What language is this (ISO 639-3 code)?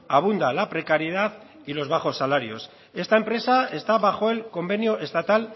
spa